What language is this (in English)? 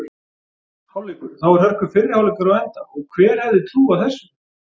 Icelandic